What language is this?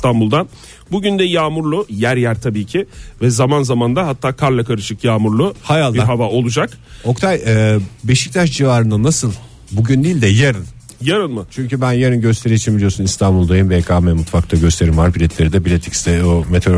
Turkish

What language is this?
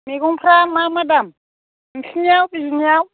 Bodo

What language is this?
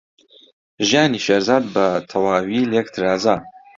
Central Kurdish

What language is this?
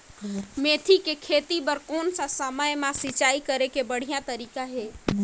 Chhattisgarhi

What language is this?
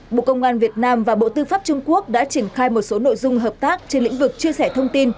Vietnamese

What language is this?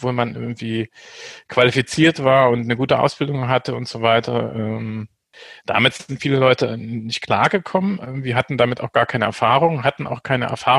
German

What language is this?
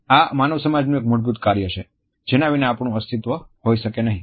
Gujarati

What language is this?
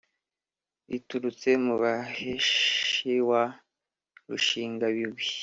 Kinyarwanda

